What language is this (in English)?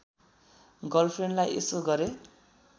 Nepali